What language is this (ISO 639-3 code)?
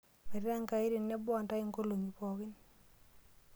mas